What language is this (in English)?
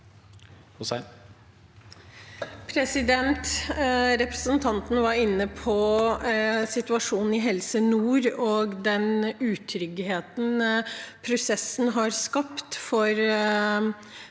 Norwegian